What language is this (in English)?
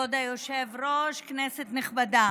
Hebrew